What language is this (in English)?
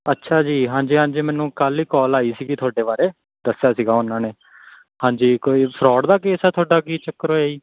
Punjabi